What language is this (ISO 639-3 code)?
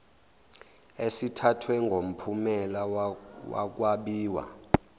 zul